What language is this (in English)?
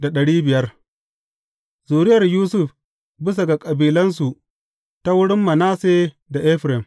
Hausa